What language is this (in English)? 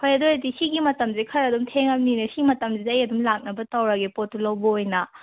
Manipuri